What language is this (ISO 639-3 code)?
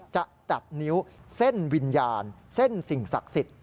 tha